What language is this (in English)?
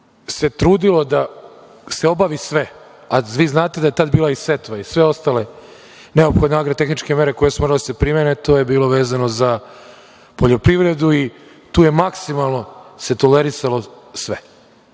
Serbian